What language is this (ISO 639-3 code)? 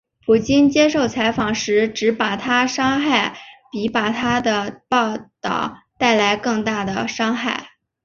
zho